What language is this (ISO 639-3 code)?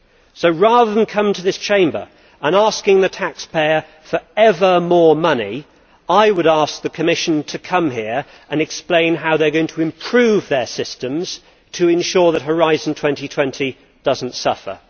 eng